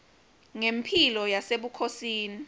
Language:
Swati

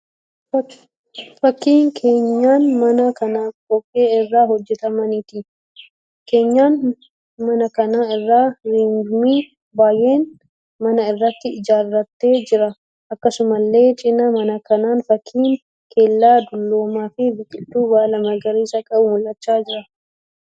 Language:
Oromo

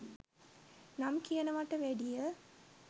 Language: Sinhala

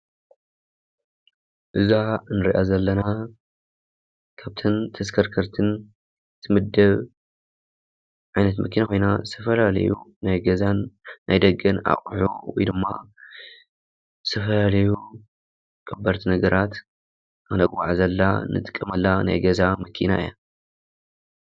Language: Tigrinya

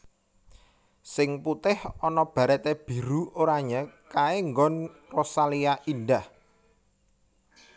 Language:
Javanese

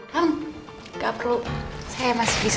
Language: Indonesian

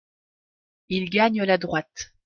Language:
French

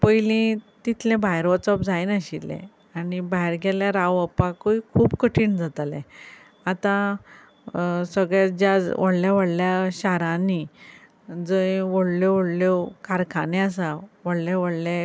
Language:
Konkani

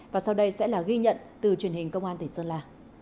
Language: Vietnamese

